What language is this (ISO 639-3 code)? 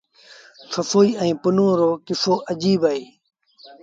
sbn